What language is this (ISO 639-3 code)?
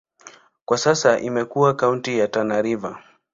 swa